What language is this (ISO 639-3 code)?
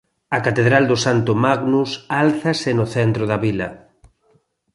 glg